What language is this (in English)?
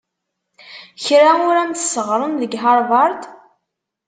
Kabyle